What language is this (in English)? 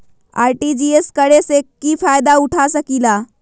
Magahi